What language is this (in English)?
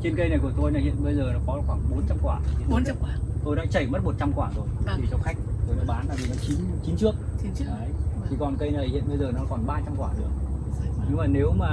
Vietnamese